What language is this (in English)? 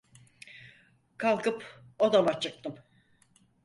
Turkish